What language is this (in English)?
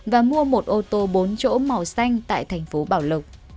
Vietnamese